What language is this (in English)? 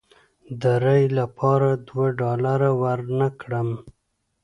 Pashto